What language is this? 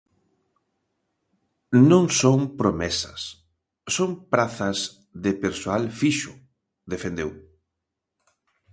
Galician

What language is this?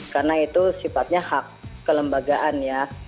Indonesian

